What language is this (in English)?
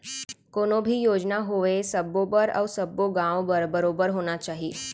Chhattisgarhi